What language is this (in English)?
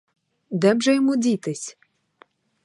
Ukrainian